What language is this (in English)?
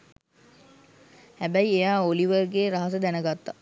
Sinhala